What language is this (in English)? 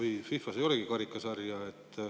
Estonian